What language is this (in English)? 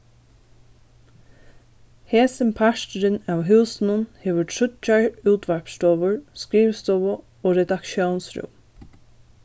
Faroese